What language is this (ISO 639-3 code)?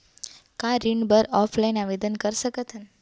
hne